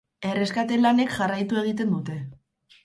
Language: Basque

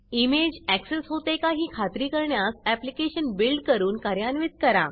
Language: Marathi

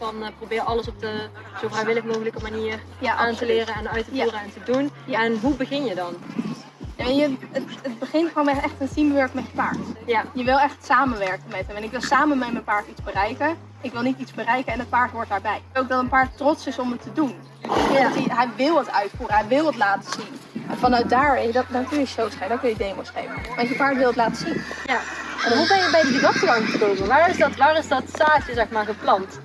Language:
Dutch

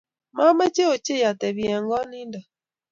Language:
Kalenjin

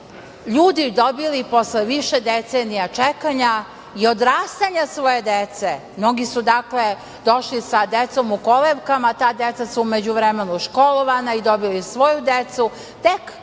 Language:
Serbian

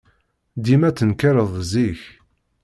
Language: Kabyle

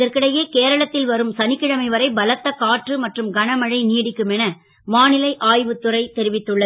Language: Tamil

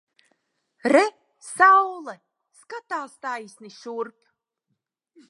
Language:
Latvian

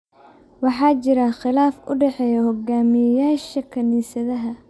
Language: Somali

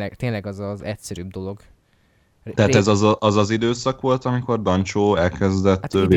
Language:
Hungarian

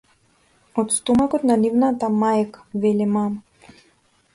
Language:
Macedonian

